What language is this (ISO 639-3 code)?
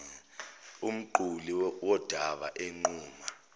zul